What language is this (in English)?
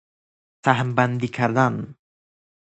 Persian